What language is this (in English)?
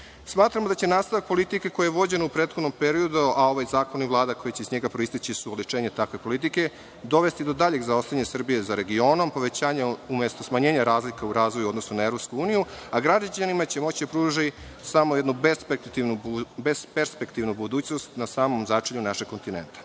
Serbian